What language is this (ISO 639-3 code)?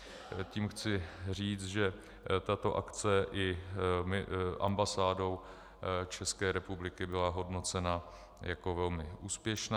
ces